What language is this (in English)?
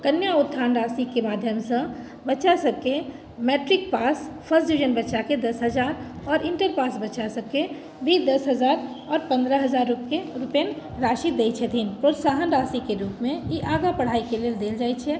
Maithili